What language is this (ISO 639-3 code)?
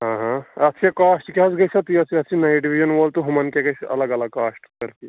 kas